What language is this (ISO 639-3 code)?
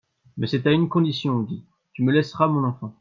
fra